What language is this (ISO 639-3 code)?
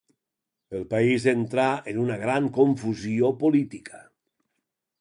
cat